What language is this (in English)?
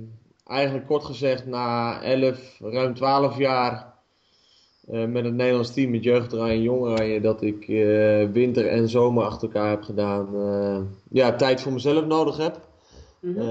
Dutch